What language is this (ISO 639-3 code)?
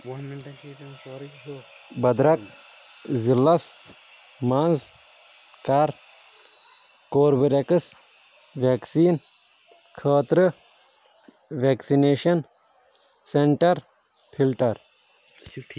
kas